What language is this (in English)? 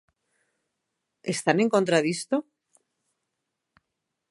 Galician